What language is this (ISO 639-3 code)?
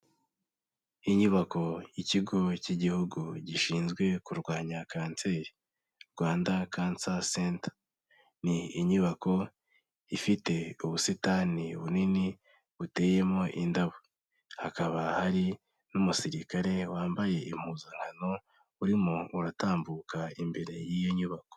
kin